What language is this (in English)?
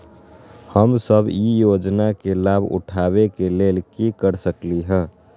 Magahi